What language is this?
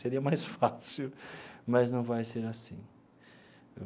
Portuguese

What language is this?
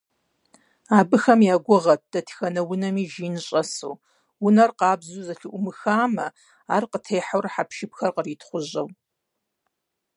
Kabardian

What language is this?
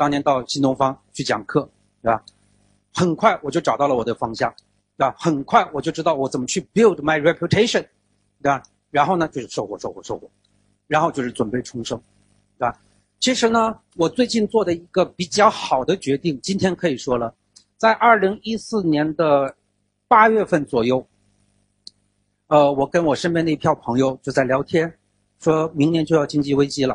Chinese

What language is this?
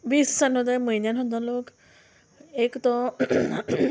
Konkani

